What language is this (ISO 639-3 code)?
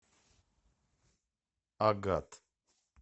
rus